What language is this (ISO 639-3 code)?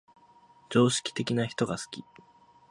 jpn